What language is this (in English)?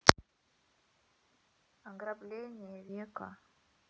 Russian